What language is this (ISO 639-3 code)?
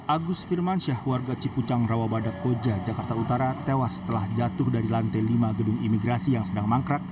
ind